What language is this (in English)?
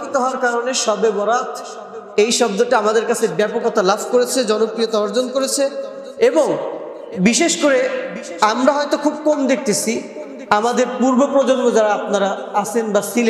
Arabic